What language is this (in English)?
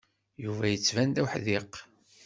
Kabyle